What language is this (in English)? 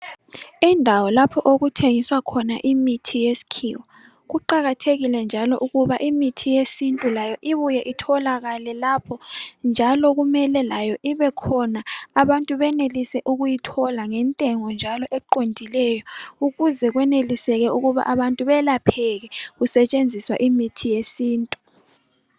North Ndebele